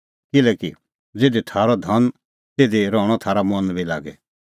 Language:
Kullu Pahari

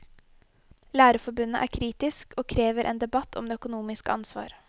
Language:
Norwegian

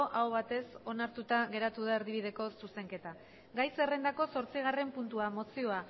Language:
Basque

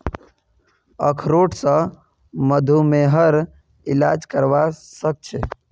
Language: Magahi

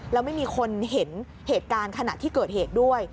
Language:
Thai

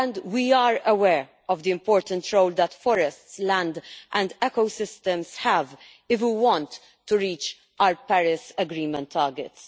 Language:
English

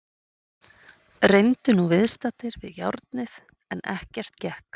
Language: Icelandic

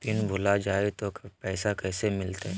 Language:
Magahi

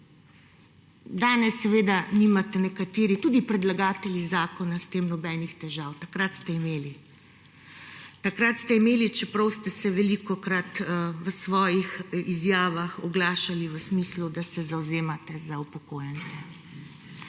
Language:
Slovenian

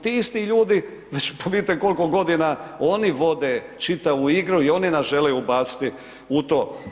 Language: Croatian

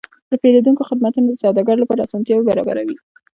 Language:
Pashto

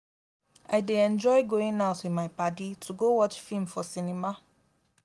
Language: Nigerian Pidgin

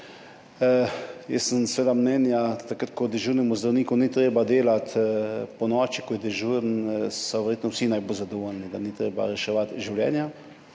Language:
Slovenian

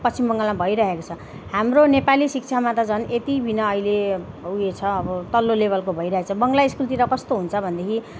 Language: Nepali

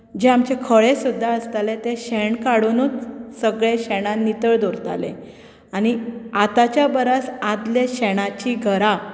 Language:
Konkani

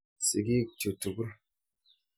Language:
Kalenjin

